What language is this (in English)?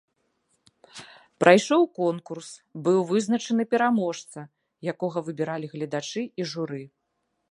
Belarusian